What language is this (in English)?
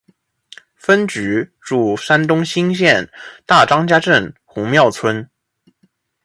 Chinese